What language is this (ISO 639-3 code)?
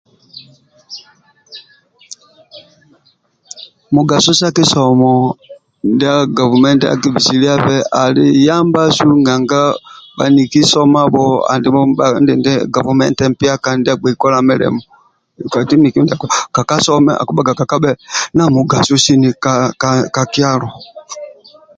rwm